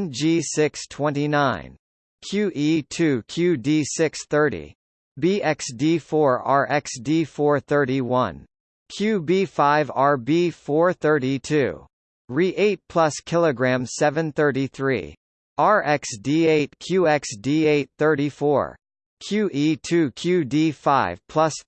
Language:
English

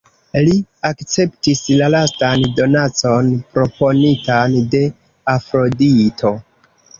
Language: Esperanto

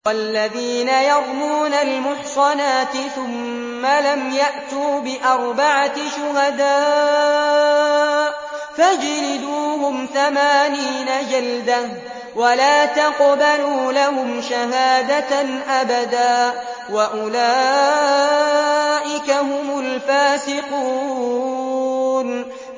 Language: Arabic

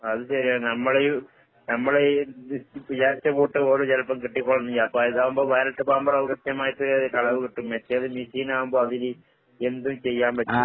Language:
Malayalam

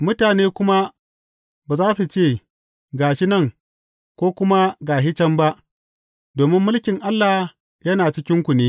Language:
Hausa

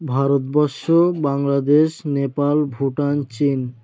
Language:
Bangla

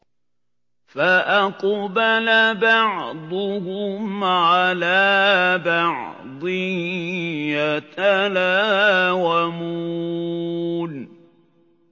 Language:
Arabic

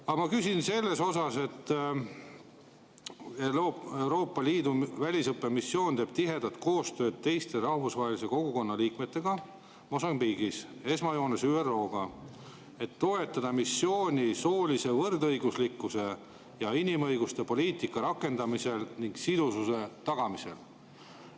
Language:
Estonian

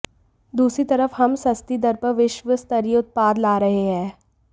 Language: Hindi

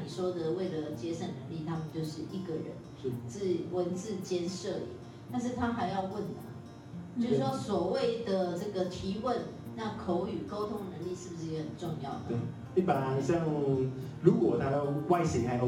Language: Chinese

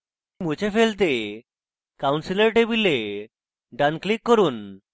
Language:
Bangla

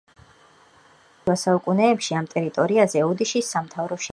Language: Georgian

